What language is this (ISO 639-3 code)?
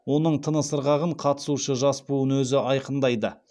kaz